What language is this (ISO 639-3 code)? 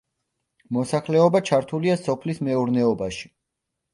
kat